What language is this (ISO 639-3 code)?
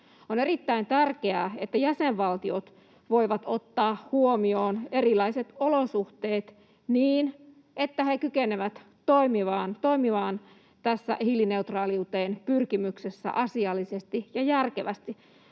fin